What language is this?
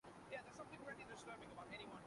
Urdu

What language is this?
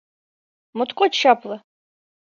Mari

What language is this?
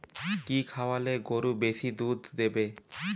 Bangla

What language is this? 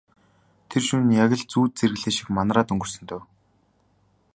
Mongolian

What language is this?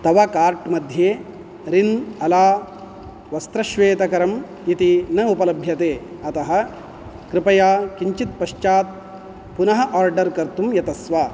Sanskrit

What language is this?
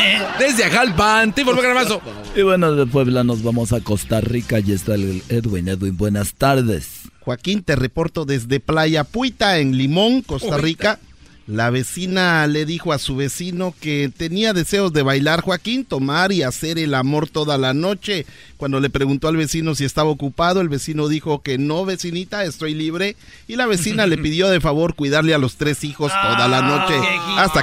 Spanish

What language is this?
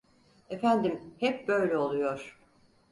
Turkish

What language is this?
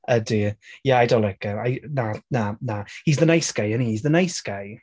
Welsh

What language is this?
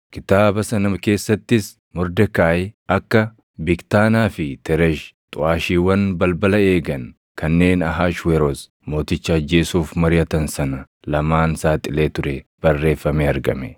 Oromo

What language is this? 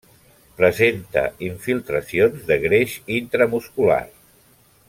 Catalan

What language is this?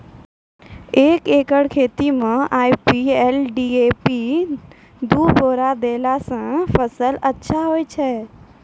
Maithili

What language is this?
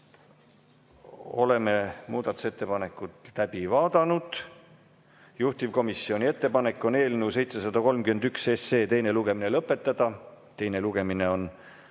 Estonian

